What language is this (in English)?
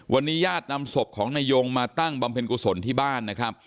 Thai